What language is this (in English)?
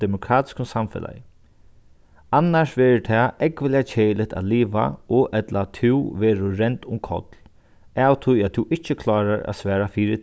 Faroese